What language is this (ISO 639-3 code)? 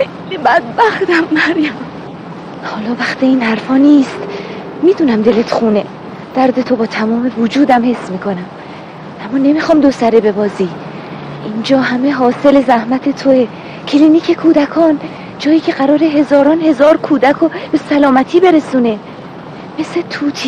fas